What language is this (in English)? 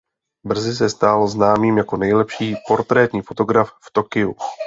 Czech